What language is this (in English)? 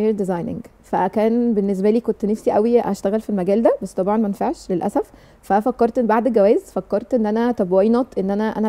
Arabic